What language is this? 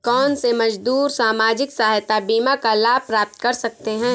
Hindi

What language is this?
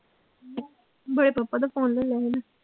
Punjabi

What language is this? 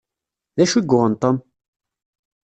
Kabyle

